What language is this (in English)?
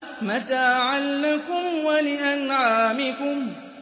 Arabic